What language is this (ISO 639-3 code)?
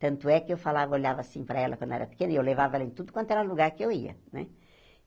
por